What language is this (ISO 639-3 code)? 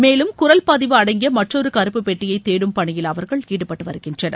tam